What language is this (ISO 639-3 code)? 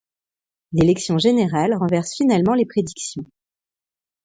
fra